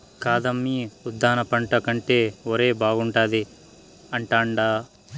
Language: Telugu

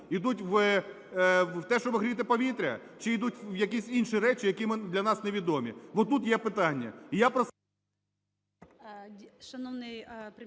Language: Ukrainian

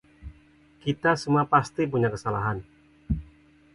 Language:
Indonesian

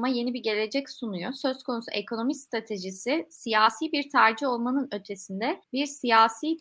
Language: Turkish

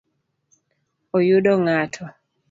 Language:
Luo (Kenya and Tanzania)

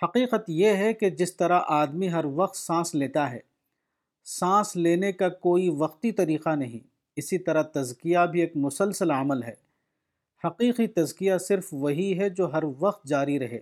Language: Urdu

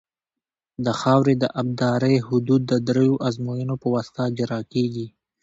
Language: Pashto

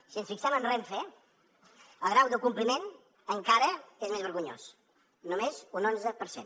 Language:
Catalan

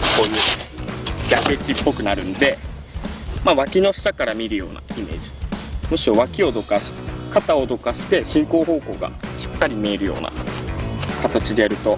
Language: Japanese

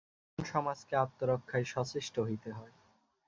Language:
Bangla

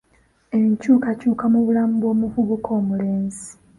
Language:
Ganda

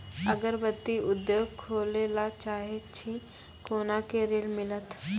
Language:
Maithili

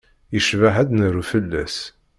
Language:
Kabyle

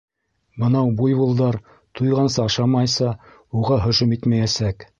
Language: Bashkir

